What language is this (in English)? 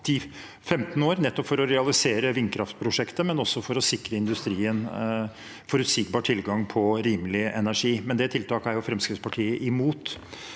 Norwegian